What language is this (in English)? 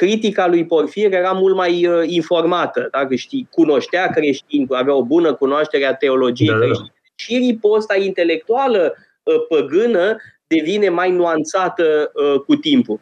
Romanian